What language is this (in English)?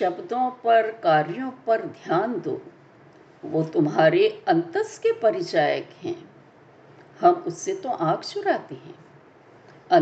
Hindi